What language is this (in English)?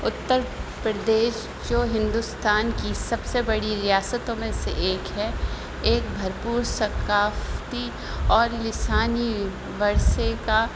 Urdu